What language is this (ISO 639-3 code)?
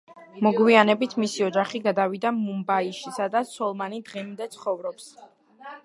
kat